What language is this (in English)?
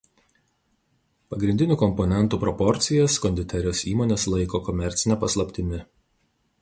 Lithuanian